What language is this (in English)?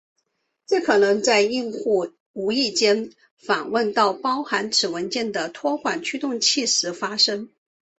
Chinese